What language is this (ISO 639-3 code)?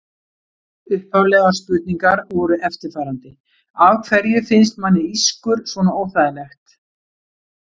isl